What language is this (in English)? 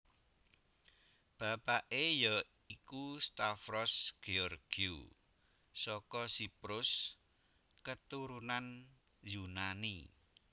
Javanese